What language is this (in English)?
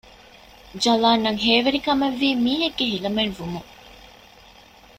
Divehi